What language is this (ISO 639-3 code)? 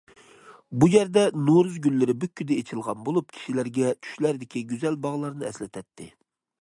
uig